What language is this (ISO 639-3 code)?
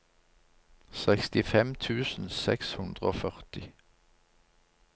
nor